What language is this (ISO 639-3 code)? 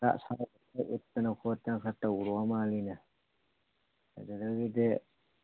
mni